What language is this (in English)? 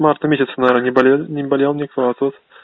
Russian